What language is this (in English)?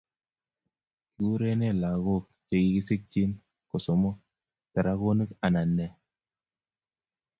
Kalenjin